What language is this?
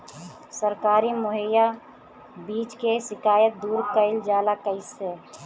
Bhojpuri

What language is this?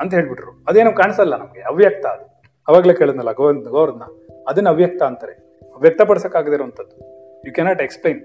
Kannada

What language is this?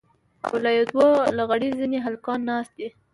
Pashto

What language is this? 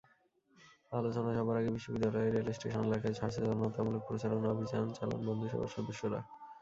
Bangla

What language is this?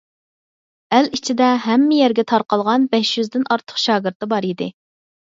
Uyghur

